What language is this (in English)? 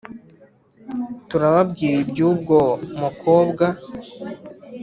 Kinyarwanda